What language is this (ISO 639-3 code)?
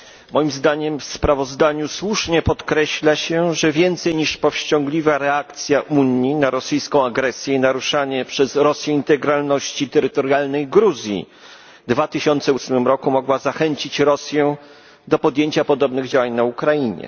pol